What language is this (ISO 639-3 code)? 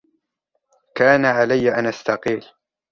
ara